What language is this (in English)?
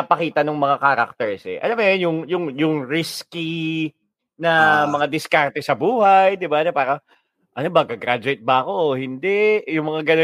Filipino